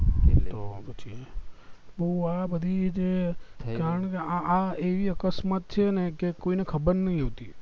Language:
Gujarati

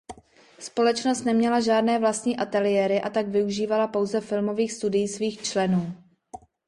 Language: Czech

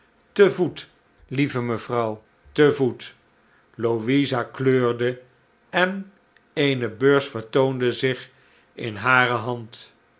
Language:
Dutch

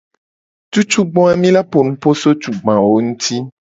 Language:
Gen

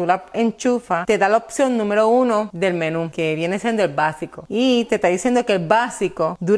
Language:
Spanish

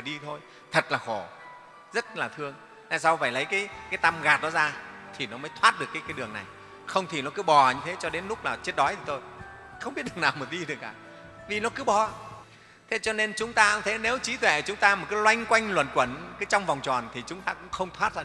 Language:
Vietnamese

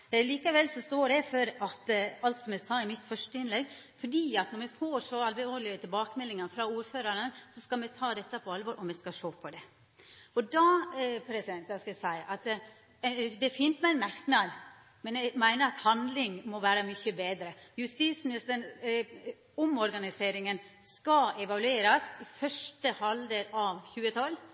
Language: Norwegian Nynorsk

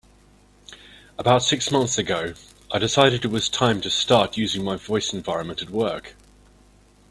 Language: English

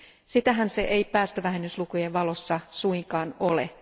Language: Finnish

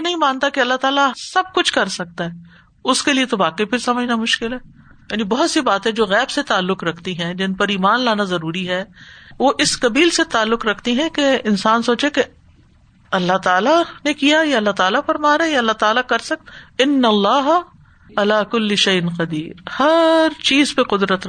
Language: Urdu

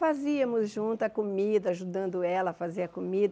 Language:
Portuguese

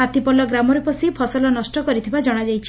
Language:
Odia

